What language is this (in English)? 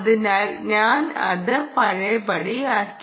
Malayalam